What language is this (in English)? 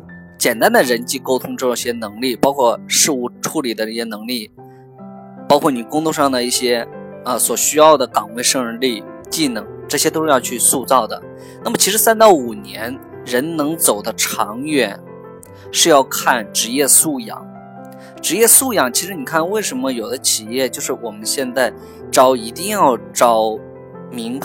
Chinese